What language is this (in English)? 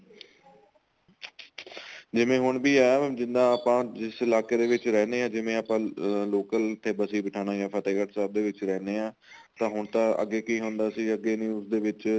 Punjabi